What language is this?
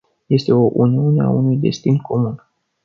Romanian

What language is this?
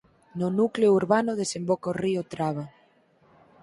Galician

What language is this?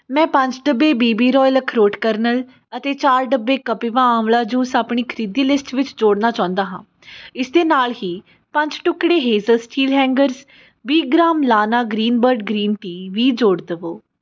Punjabi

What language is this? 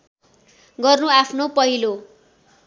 Nepali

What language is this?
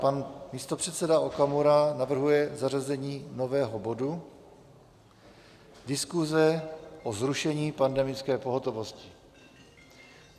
Czech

